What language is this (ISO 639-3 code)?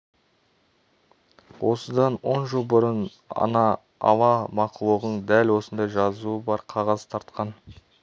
kaz